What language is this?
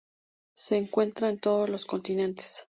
Spanish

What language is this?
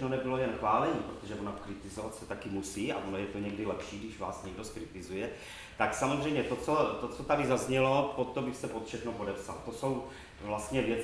Czech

